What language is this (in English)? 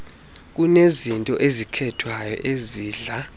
Xhosa